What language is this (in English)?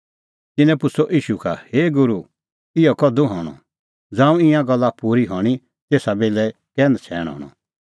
Kullu Pahari